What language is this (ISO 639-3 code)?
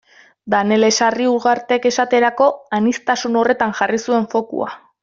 eus